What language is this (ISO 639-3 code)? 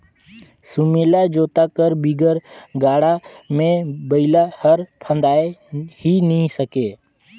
hne